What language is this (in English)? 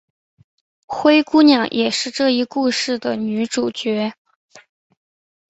Chinese